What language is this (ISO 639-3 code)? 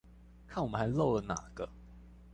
zho